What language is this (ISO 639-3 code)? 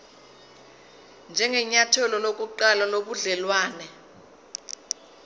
zul